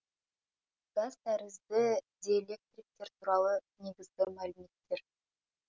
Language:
Kazakh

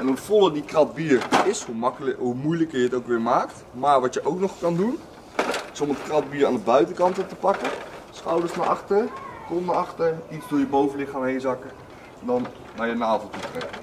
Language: Dutch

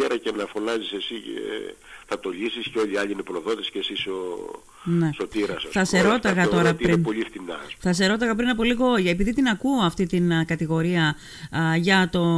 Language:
Greek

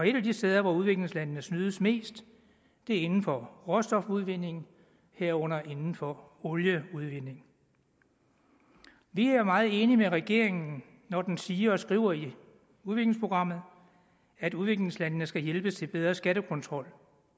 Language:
Danish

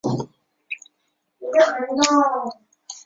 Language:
Chinese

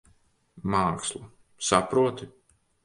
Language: Latvian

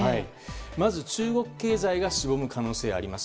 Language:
Japanese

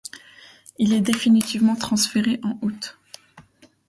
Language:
French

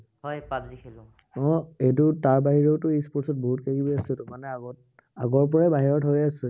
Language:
Assamese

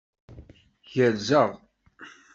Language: Kabyle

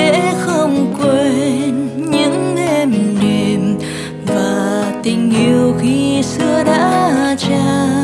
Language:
Vietnamese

